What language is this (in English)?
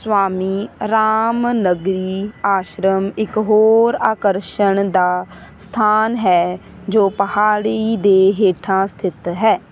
Punjabi